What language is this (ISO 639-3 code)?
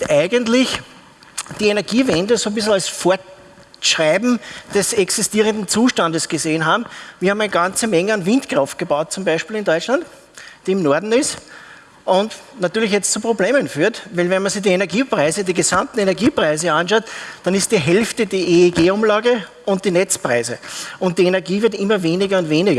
deu